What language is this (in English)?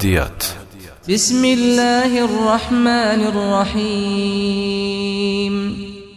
Malay